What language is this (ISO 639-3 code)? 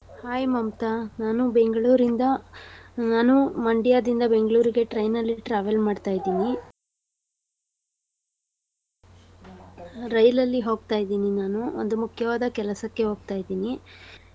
kan